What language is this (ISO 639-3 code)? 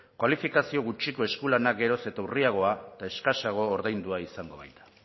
eus